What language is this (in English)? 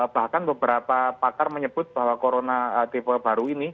Indonesian